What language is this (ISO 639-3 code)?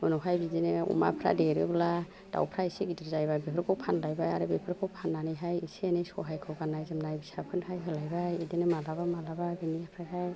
brx